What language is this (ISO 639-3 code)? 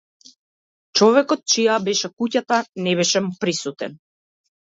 mkd